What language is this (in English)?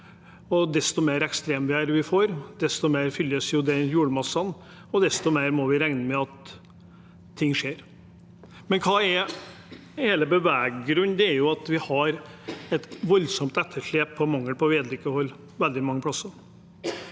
Norwegian